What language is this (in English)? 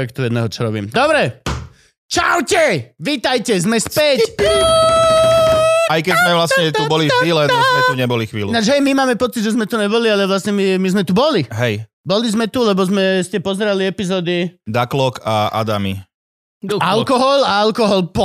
Slovak